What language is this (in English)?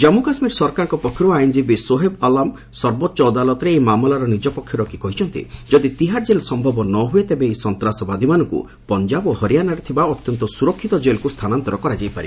Odia